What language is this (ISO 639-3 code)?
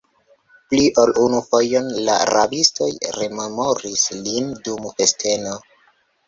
epo